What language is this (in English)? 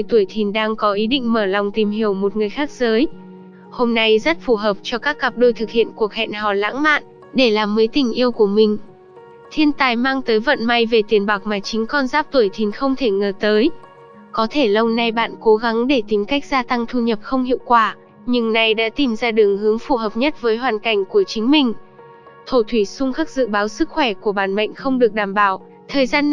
Vietnamese